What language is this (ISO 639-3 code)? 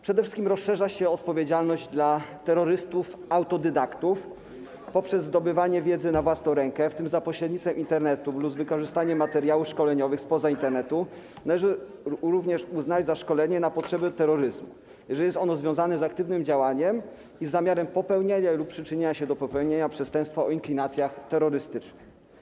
pol